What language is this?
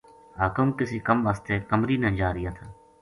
Gujari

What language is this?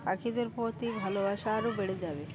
Bangla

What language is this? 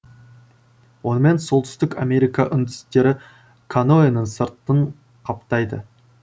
Kazakh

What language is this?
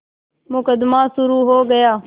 Hindi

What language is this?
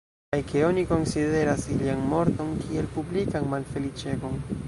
Esperanto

